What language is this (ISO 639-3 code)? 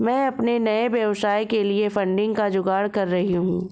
hin